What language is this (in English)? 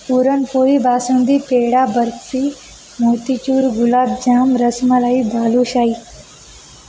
Marathi